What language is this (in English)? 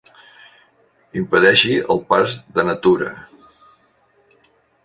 Catalan